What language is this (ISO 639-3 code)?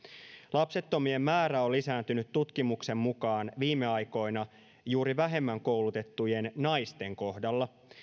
fin